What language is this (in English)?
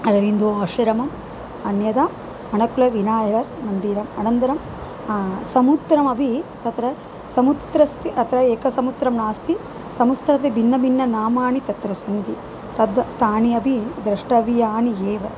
Sanskrit